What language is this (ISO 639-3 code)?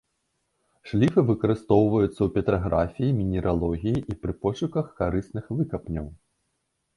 bel